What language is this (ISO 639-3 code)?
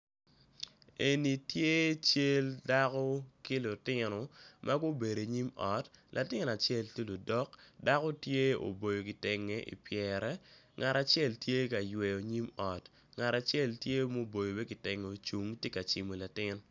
ach